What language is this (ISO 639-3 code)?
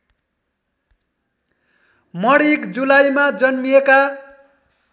nep